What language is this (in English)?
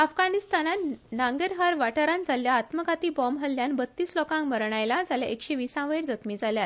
Konkani